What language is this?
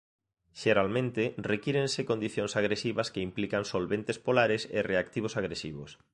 Galician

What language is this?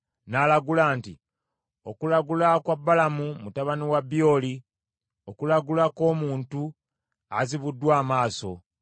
Ganda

